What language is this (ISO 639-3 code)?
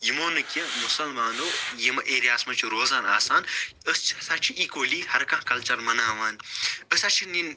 kas